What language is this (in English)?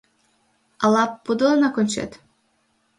Mari